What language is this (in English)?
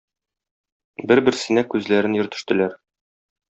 Tatar